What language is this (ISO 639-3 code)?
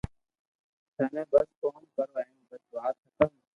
lrk